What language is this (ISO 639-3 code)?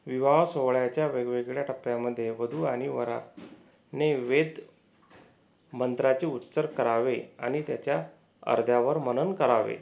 mar